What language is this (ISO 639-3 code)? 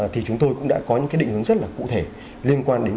vie